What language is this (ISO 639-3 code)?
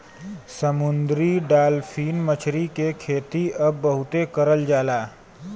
bho